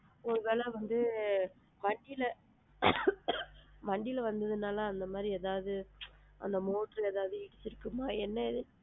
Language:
Tamil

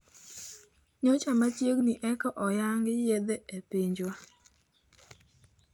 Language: Luo (Kenya and Tanzania)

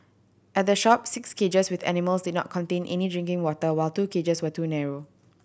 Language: English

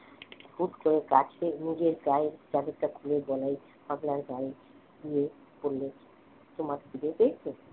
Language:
Bangla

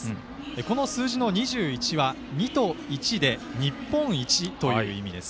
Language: Japanese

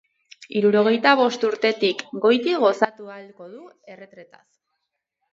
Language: Basque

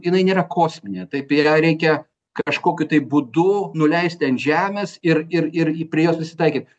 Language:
Lithuanian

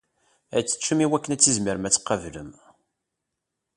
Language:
Kabyle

